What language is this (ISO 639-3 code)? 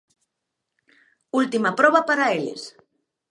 glg